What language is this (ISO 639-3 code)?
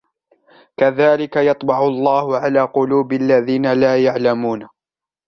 ara